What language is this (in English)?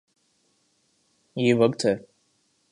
Urdu